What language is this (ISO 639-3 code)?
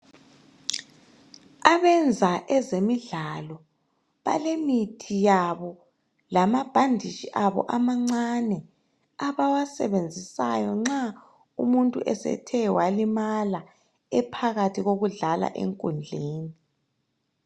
nde